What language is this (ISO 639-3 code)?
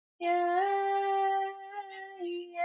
swa